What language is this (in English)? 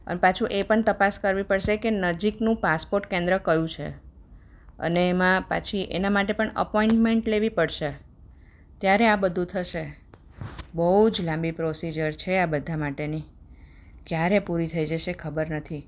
Gujarati